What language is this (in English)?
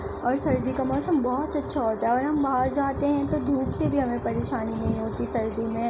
Urdu